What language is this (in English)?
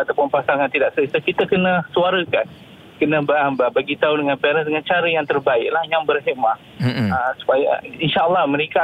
Malay